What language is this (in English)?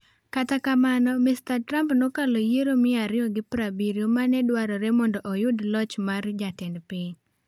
Luo (Kenya and Tanzania)